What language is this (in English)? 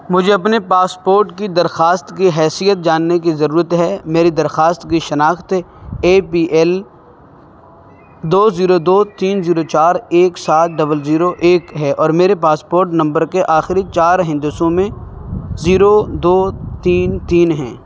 Urdu